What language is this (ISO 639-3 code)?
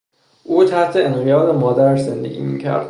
fas